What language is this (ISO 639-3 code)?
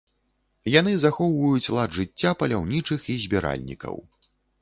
bel